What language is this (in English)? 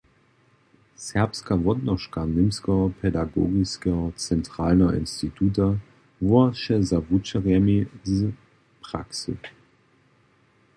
Upper Sorbian